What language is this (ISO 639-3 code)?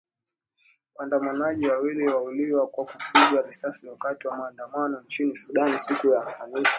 swa